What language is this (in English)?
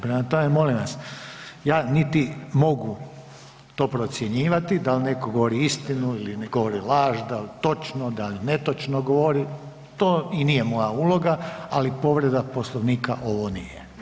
Croatian